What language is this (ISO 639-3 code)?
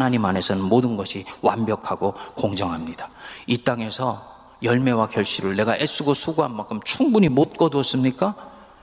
kor